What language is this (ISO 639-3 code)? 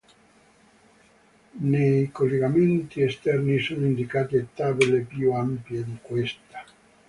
ita